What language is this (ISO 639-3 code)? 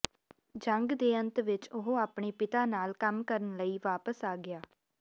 pan